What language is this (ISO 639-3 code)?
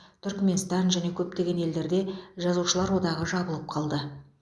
kaz